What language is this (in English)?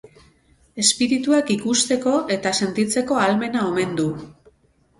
Basque